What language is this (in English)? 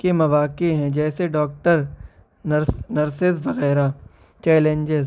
Urdu